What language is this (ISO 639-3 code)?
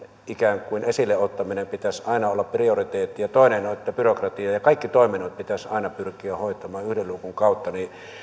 fin